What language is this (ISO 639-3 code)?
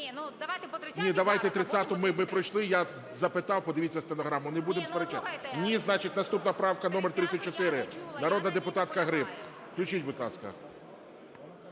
ukr